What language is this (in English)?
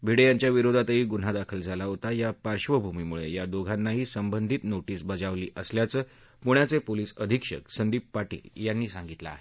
Marathi